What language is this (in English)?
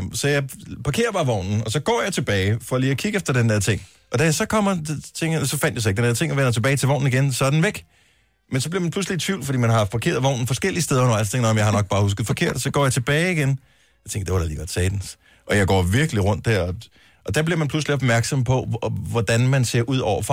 Danish